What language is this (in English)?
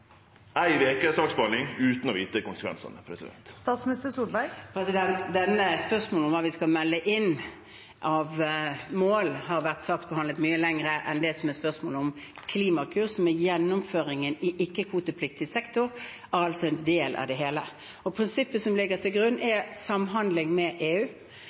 Norwegian